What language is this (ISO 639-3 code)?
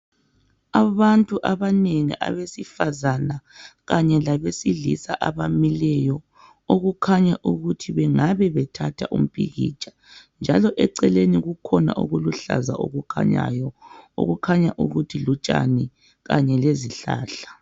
nde